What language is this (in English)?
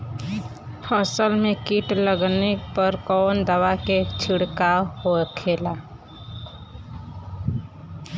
Bhojpuri